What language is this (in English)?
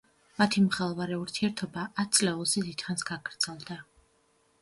Georgian